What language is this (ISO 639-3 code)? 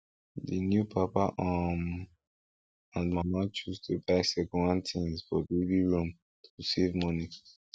pcm